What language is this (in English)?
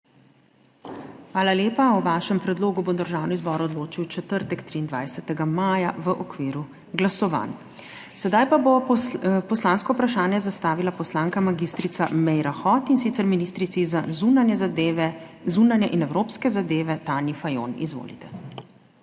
Slovenian